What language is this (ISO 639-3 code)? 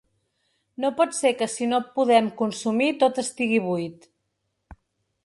cat